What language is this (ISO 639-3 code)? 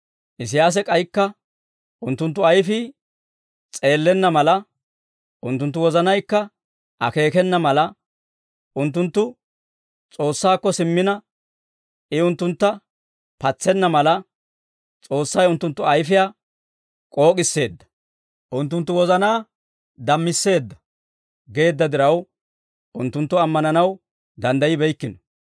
dwr